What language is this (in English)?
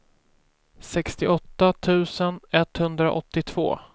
Swedish